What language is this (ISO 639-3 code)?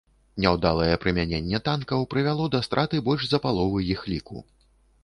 bel